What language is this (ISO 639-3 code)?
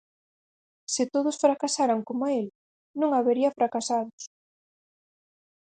glg